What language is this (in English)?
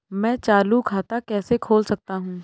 Hindi